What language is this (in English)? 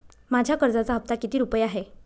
Marathi